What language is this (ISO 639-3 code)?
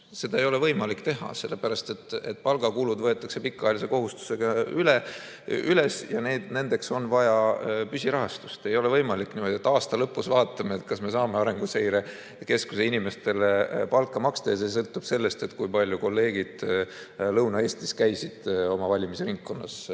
est